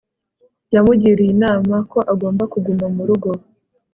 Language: Kinyarwanda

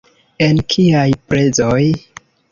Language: Esperanto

